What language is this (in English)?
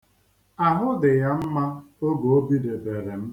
Igbo